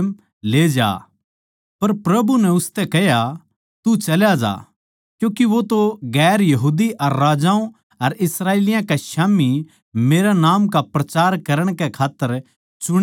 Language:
Haryanvi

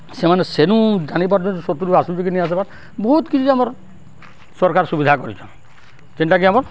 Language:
Odia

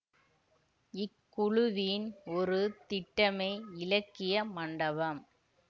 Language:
Tamil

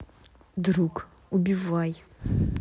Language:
Russian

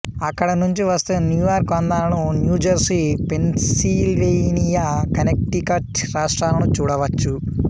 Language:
Telugu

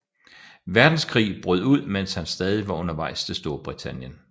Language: Danish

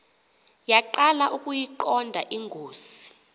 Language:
Xhosa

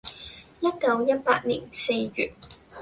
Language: Cantonese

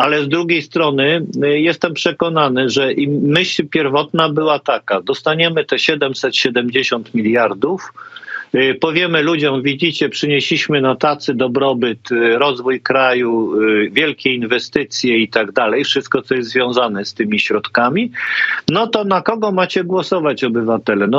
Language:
Polish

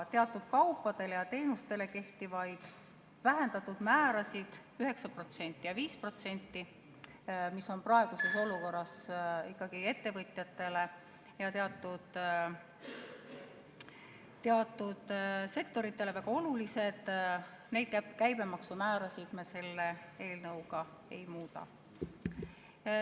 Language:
Estonian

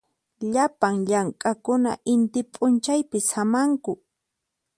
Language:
Puno Quechua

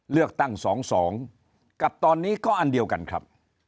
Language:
Thai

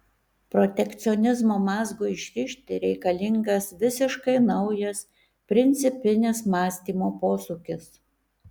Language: Lithuanian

